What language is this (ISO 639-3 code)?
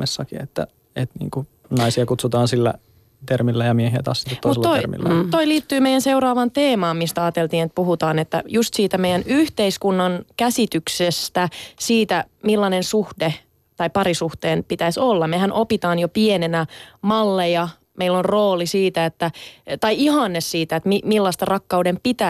fin